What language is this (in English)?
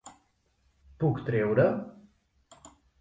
Catalan